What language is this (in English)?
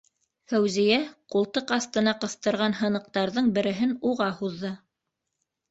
Bashkir